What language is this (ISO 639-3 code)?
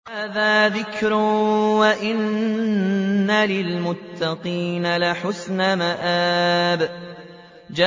ara